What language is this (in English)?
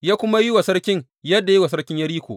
Hausa